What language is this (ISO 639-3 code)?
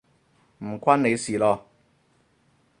yue